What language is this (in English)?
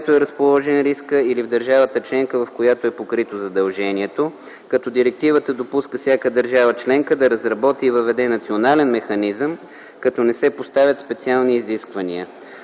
Bulgarian